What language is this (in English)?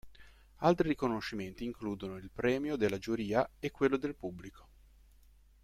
Italian